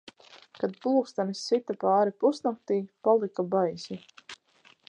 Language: Latvian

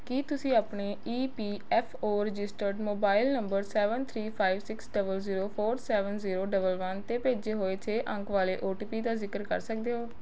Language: Punjabi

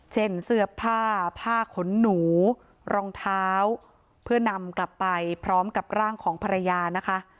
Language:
Thai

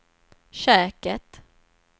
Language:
Swedish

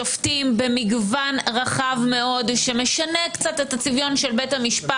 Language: Hebrew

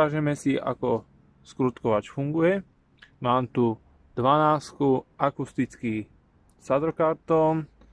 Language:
Slovak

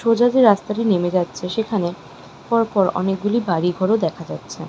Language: Bangla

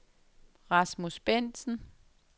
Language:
Danish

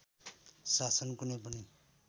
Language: Nepali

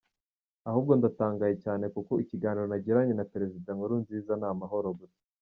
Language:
Kinyarwanda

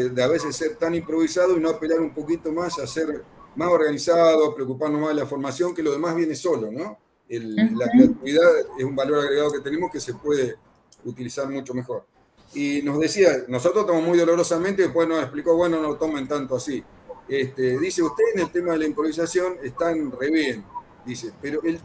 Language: Spanish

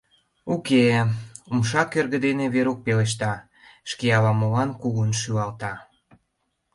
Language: Mari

